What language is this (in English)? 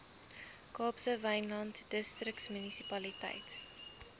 Afrikaans